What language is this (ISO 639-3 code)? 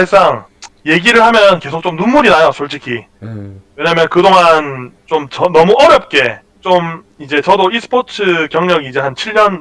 kor